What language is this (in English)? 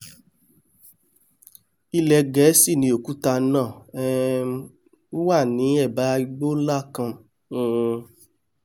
Yoruba